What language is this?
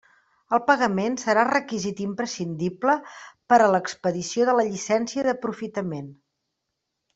Catalan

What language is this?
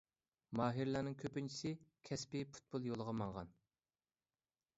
Uyghur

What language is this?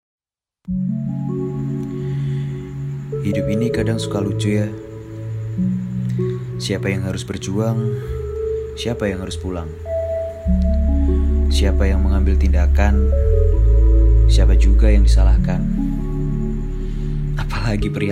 Indonesian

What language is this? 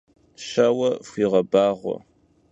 Kabardian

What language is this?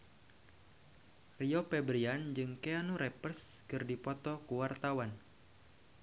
Sundanese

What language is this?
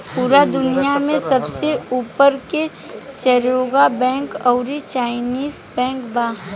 Bhojpuri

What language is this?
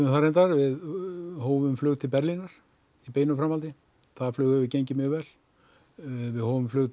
Icelandic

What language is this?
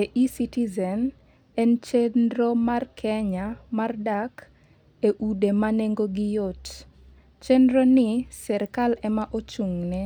Luo (Kenya and Tanzania)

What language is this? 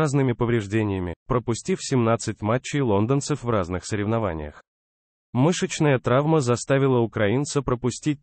Russian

